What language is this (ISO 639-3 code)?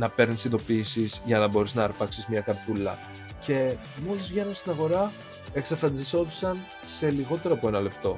ell